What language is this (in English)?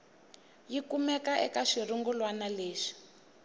Tsonga